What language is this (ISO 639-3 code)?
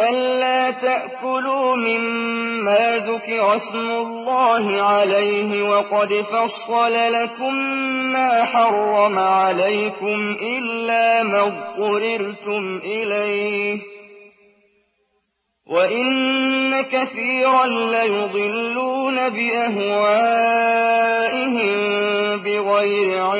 ara